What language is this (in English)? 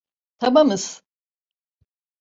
Turkish